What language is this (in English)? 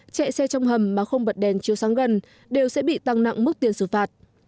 Vietnamese